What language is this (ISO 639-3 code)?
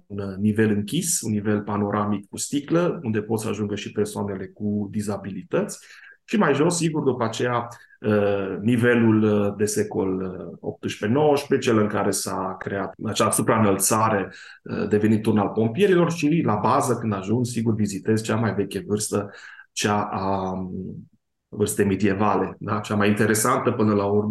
ron